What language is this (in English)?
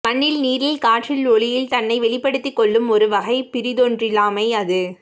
Tamil